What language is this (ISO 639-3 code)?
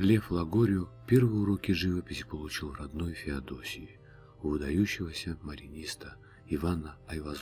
rus